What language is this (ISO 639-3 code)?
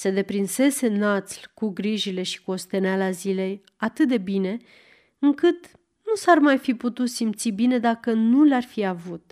ron